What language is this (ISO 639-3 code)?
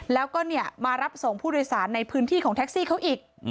tha